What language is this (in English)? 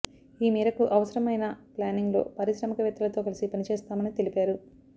Telugu